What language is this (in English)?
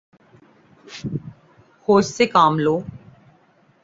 Urdu